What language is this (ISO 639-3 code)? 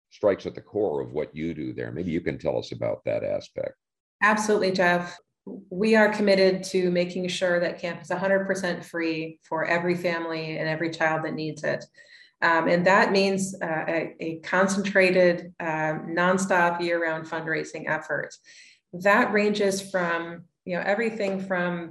eng